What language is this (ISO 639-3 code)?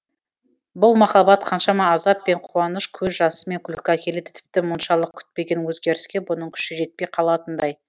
kaz